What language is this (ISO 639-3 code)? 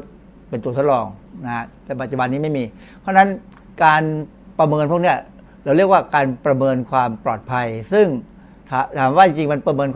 tha